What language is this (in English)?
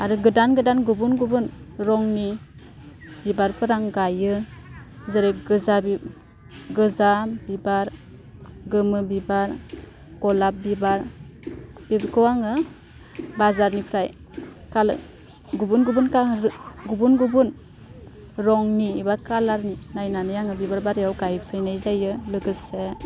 Bodo